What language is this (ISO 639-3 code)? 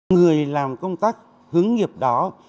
vie